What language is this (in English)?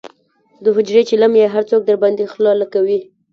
Pashto